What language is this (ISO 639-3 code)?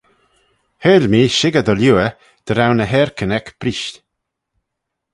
glv